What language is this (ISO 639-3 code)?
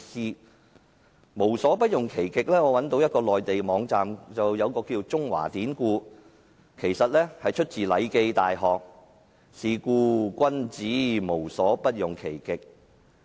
yue